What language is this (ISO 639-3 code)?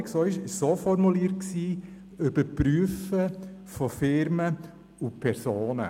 gsw